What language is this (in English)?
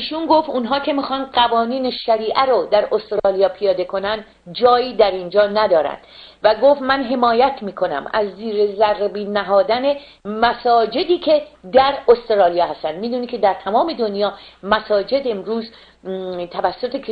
Persian